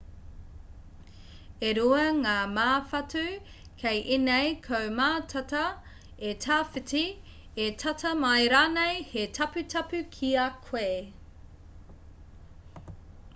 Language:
Māori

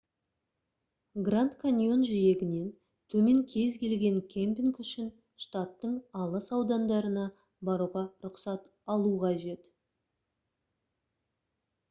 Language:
Kazakh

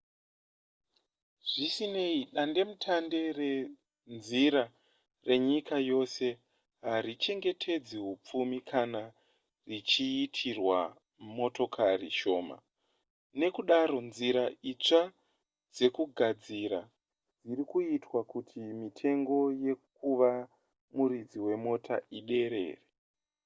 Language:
Shona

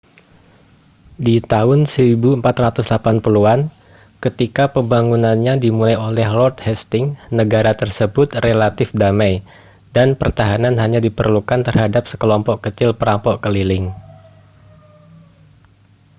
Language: Indonesian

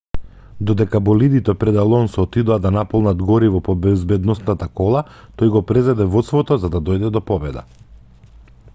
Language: Macedonian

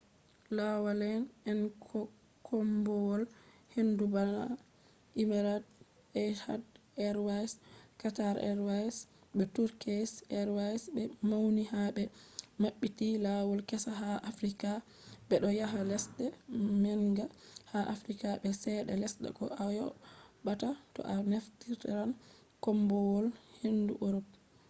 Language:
Fula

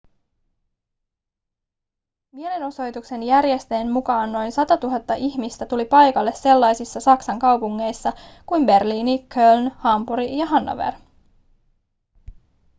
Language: Finnish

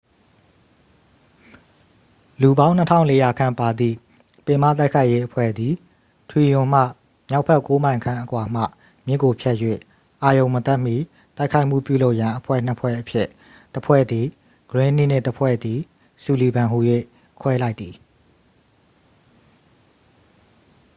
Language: Burmese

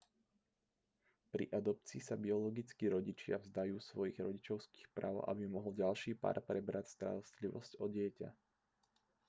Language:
Slovak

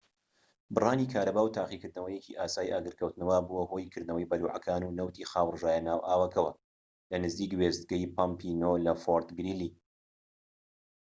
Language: Central Kurdish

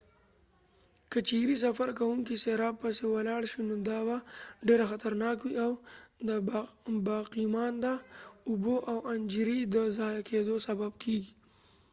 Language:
Pashto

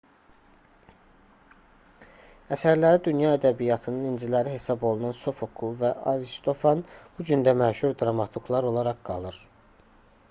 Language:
Azerbaijani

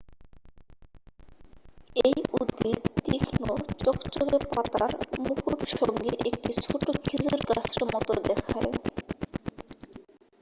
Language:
Bangla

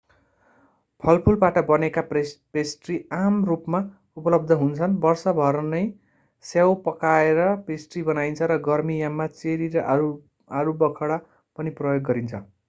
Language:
Nepali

